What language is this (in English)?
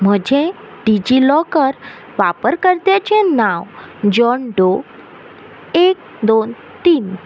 Konkani